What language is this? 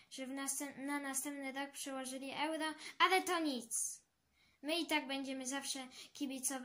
Polish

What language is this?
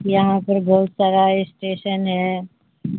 Urdu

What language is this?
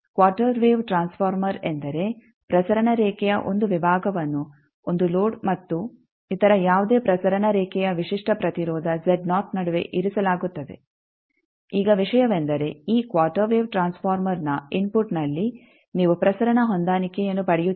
Kannada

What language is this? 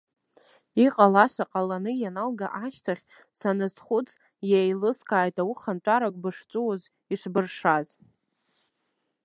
Abkhazian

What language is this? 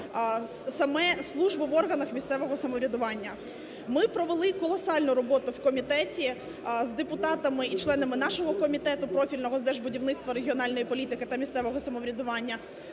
Ukrainian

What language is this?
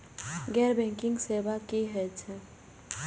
Maithili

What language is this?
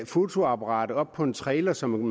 Danish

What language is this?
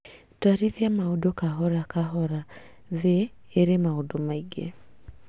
Kikuyu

